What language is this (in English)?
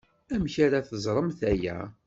Kabyle